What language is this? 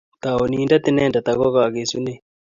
Kalenjin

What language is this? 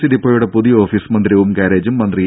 Malayalam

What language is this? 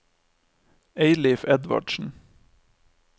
Norwegian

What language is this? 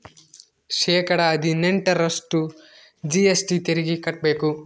Kannada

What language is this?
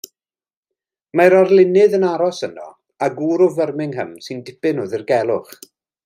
Welsh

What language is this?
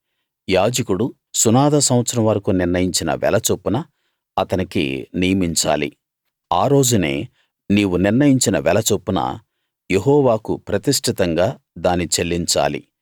Telugu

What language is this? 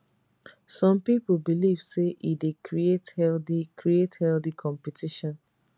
Nigerian Pidgin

